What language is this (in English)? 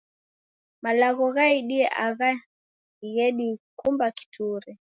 Taita